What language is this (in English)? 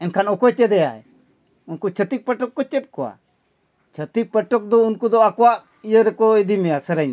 Santali